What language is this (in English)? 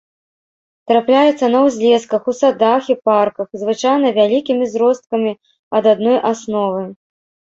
Belarusian